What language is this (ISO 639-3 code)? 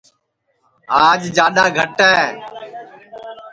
ssi